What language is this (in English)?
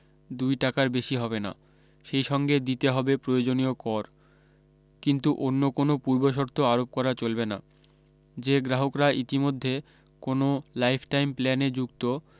Bangla